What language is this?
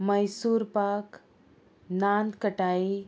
Konkani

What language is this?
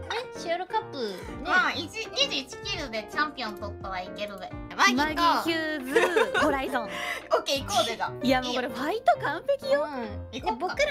Japanese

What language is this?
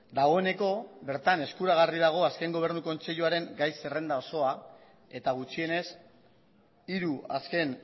Basque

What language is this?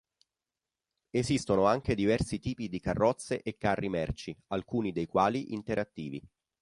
Italian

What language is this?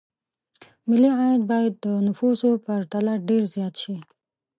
Pashto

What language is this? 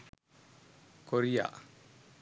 Sinhala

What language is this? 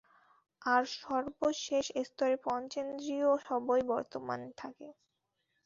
Bangla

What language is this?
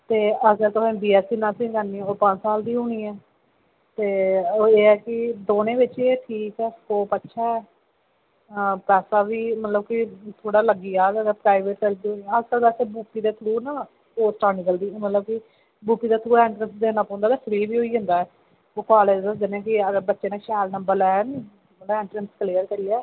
Dogri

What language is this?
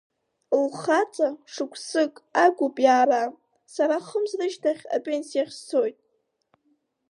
Abkhazian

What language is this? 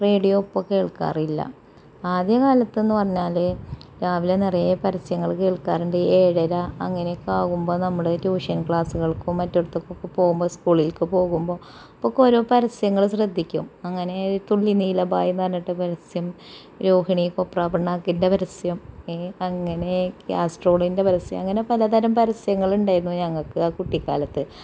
Malayalam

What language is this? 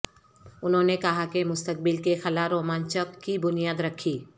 Urdu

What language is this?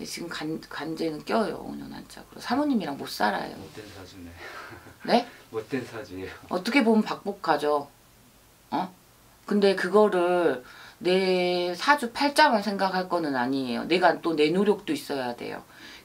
Korean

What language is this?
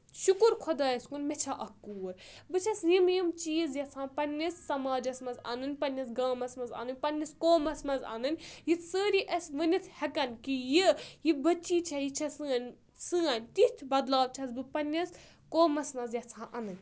Kashmiri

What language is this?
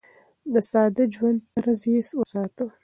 Pashto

